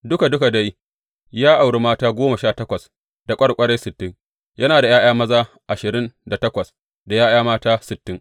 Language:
Hausa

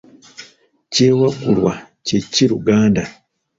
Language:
Ganda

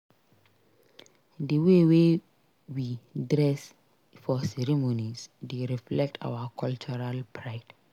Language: Nigerian Pidgin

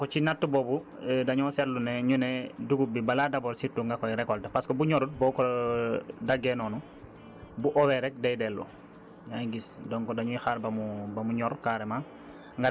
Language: Wolof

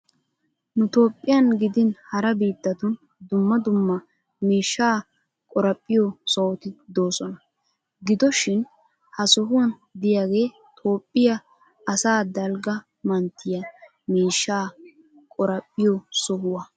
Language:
Wolaytta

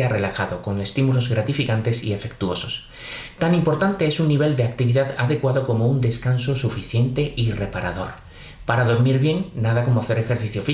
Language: Spanish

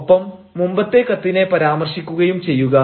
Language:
Malayalam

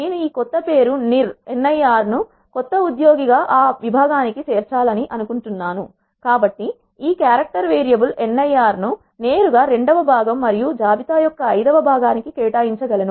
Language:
Telugu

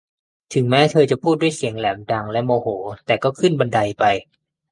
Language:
Thai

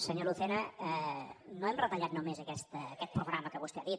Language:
Catalan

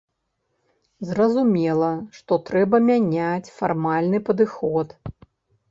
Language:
Belarusian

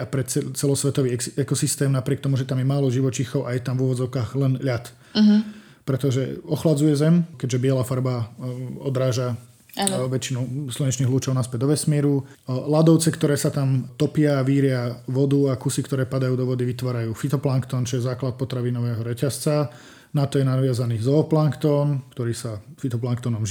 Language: Slovak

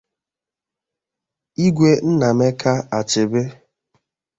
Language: Igbo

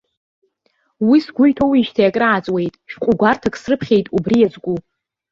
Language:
Abkhazian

